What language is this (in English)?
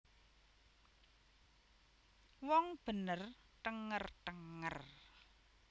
Javanese